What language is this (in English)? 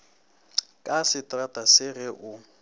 Northern Sotho